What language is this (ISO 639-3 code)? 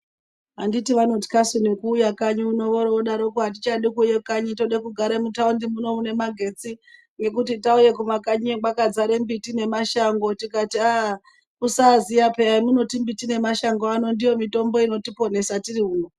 ndc